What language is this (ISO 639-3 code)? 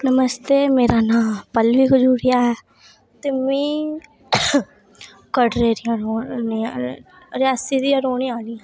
doi